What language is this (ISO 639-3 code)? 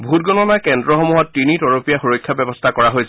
asm